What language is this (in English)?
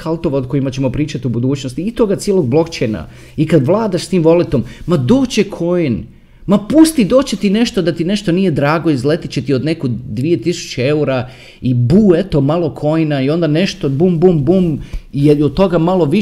Croatian